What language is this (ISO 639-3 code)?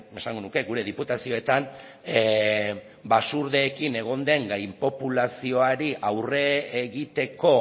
eus